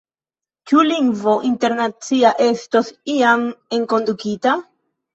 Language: Esperanto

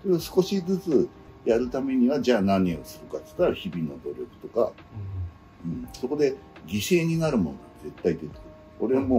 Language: Japanese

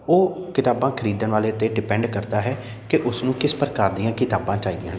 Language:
Punjabi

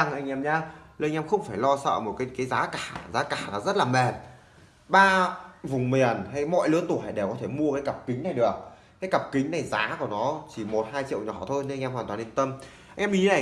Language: Vietnamese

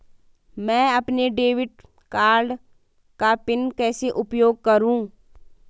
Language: Hindi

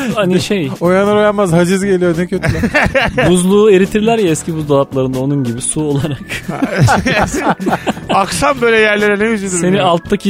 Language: Turkish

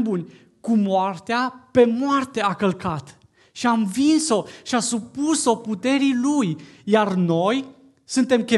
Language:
Romanian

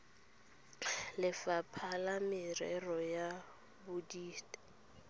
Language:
Tswana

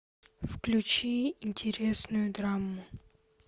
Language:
Russian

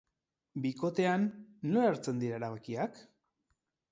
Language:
Basque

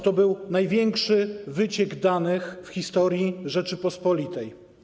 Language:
Polish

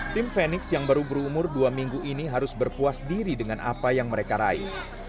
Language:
Indonesian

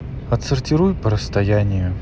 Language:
Russian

